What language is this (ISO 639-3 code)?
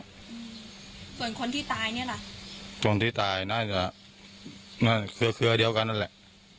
tha